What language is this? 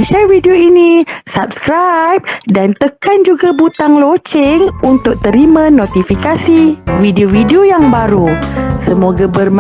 Malay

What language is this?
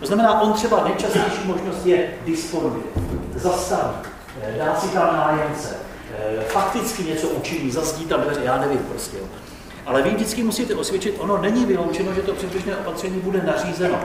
Czech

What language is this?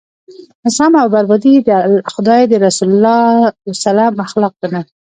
Pashto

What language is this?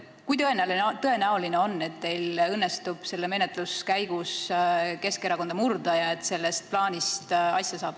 Estonian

